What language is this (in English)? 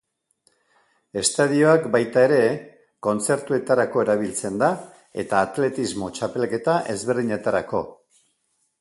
Basque